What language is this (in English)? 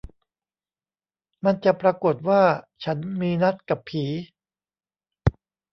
Thai